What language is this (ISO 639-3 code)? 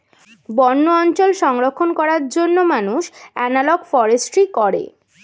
ben